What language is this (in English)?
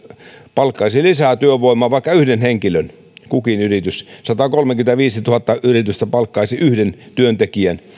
Finnish